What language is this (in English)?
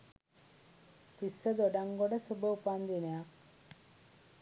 Sinhala